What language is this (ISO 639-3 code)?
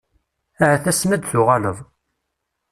kab